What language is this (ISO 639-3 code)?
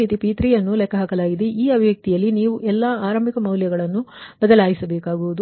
kan